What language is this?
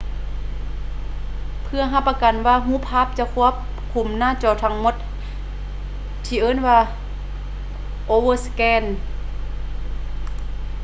Lao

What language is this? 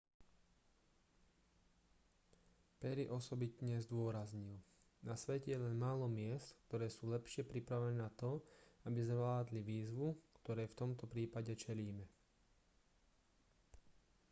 Slovak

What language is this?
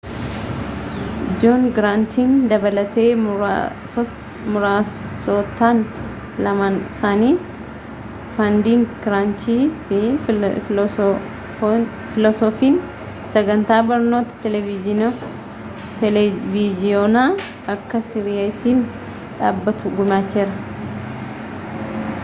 Oromo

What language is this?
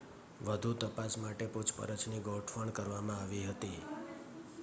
Gujarati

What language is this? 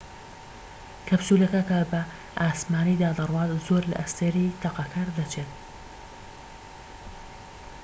Central Kurdish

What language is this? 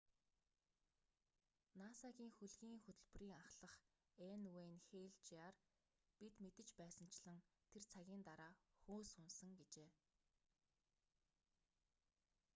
Mongolian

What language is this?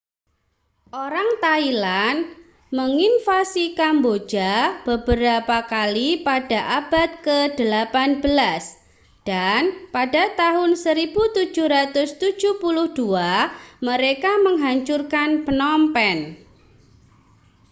Indonesian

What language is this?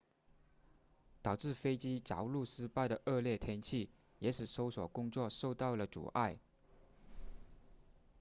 Chinese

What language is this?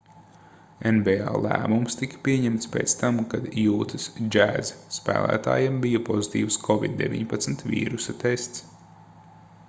Latvian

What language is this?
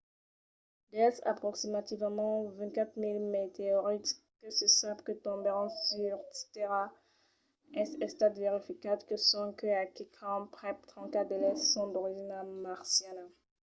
Occitan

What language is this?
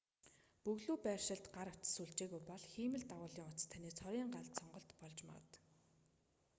Mongolian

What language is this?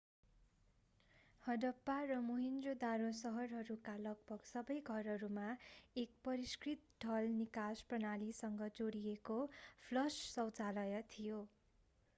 Nepali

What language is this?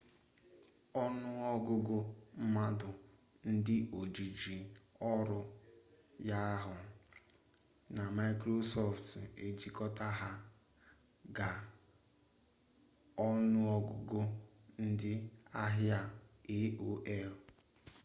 Igbo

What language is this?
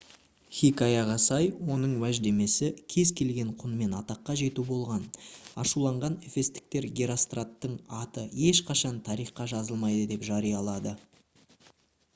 Kazakh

